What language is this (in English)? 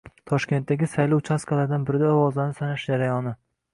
Uzbek